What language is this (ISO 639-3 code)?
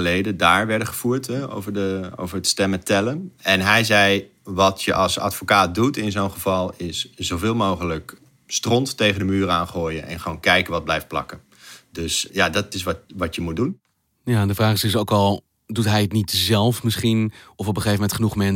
nld